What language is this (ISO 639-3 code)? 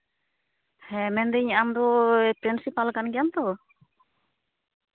sat